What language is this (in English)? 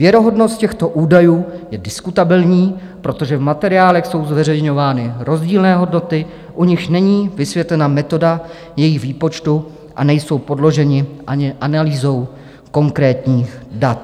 Czech